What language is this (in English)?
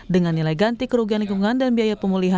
Indonesian